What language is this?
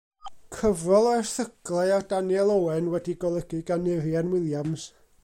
Welsh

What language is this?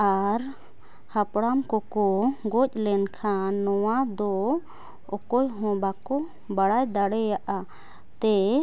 Santali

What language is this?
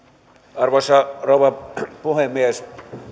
Finnish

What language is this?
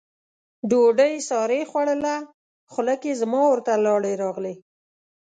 Pashto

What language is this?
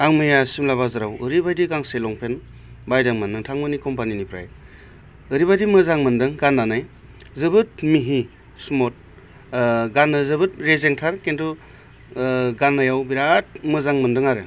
Bodo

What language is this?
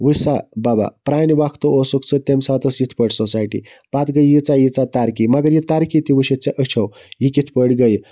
Kashmiri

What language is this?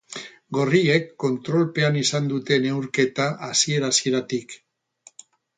Basque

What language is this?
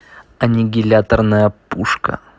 Russian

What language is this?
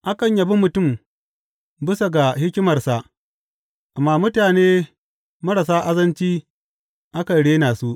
Hausa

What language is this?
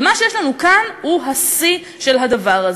Hebrew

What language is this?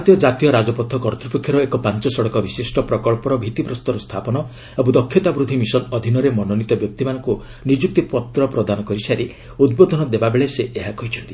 Odia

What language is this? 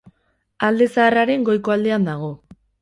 Basque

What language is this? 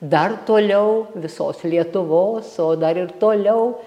Lithuanian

